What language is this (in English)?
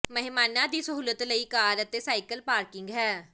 Punjabi